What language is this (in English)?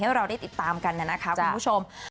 Thai